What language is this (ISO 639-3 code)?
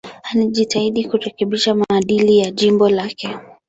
swa